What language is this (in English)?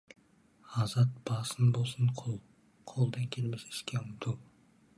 Kazakh